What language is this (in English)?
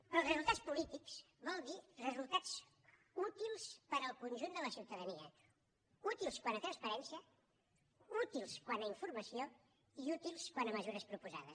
Catalan